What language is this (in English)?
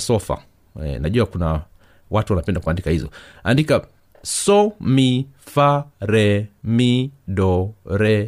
Swahili